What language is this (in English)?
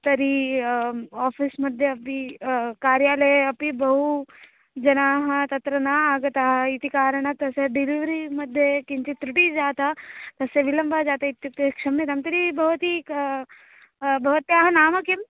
Sanskrit